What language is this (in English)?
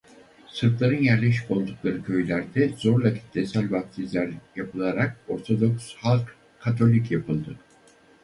Turkish